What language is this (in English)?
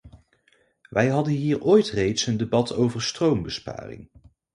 Dutch